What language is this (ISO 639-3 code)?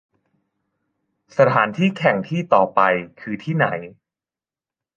tha